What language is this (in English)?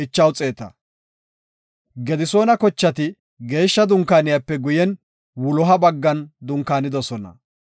Gofa